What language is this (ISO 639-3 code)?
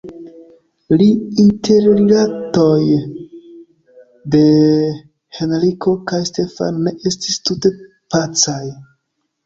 epo